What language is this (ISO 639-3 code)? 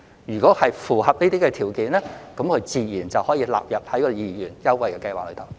yue